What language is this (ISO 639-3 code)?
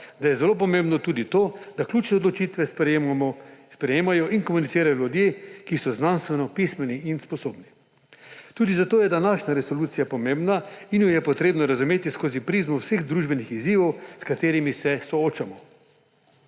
slv